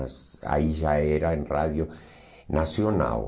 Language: Portuguese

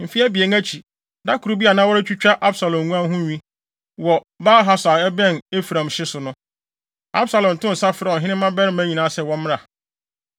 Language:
Akan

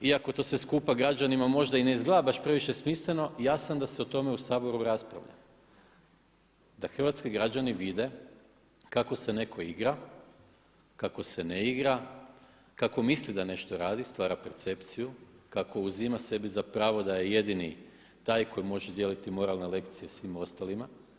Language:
Croatian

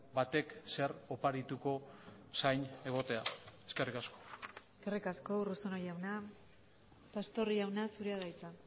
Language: Basque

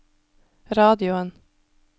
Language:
Norwegian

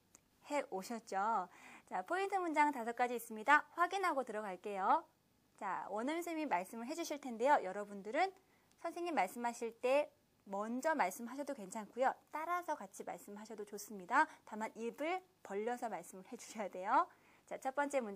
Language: Korean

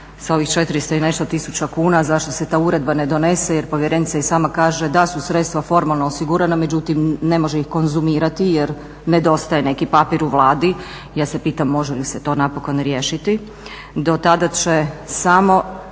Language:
Croatian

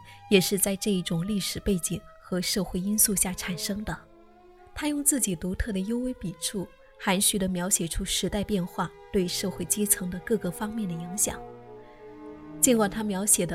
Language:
Chinese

